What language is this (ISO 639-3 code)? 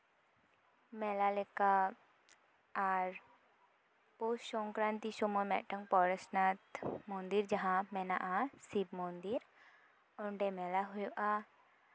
sat